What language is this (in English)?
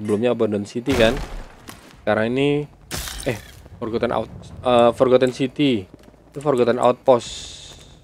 Indonesian